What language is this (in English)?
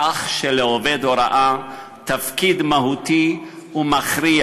Hebrew